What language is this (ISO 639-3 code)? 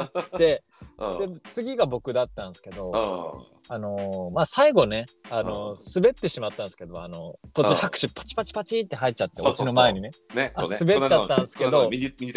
jpn